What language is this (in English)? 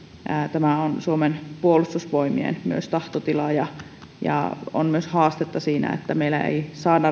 Finnish